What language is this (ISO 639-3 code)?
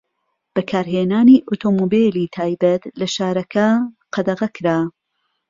ckb